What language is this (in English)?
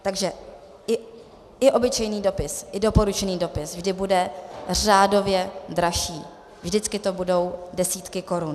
Czech